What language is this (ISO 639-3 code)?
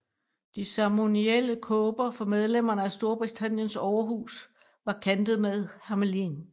dan